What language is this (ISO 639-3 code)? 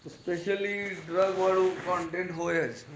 guj